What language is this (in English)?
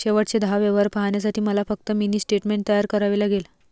Marathi